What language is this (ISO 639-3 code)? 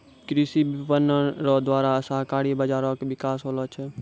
mai